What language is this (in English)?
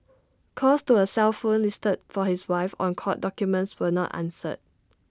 English